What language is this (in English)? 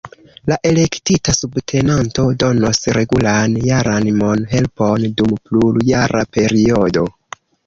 Esperanto